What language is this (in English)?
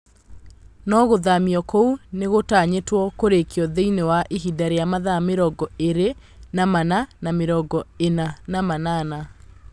Kikuyu